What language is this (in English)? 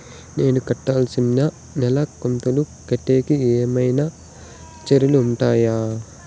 Telugu